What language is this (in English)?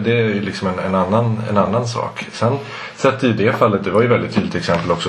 Swedish